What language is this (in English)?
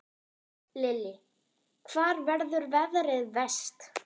Icelandic